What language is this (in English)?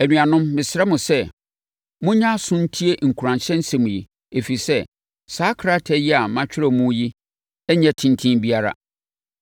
Akan